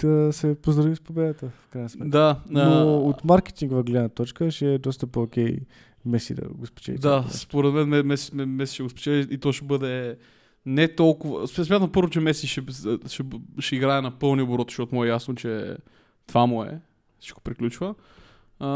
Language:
Bulgarian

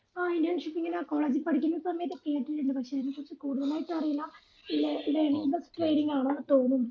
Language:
Malayalam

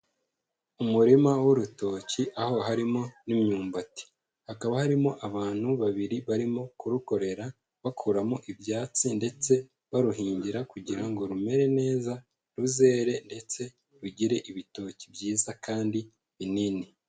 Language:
Kinyarwanda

